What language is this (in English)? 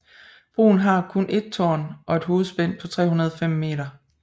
Danish